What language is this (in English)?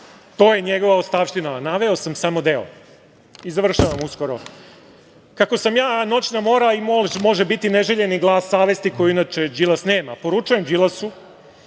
Serbian